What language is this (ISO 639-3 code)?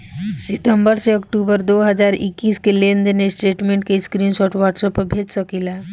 bho